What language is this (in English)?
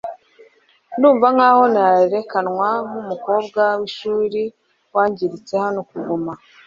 Kinyarwanda